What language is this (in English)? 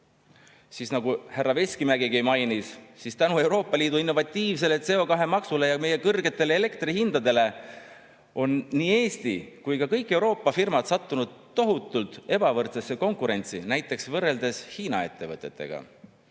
Estonian